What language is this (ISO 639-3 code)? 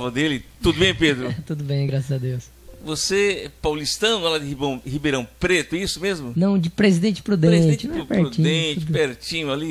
por